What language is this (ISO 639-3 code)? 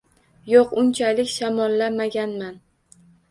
uzb